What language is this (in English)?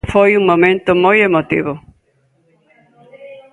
Galician